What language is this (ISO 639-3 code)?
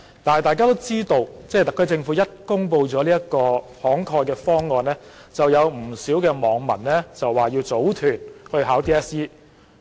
yue